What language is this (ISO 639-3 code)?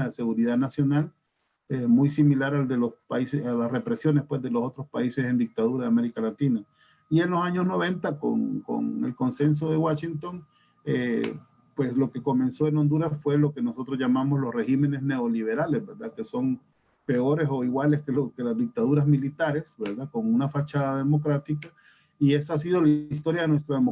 spa